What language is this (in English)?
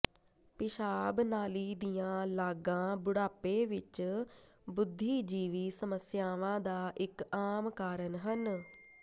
Punjabi